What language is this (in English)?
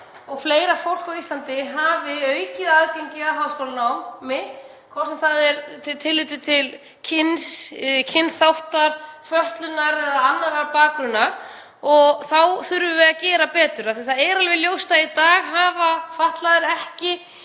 Icelandic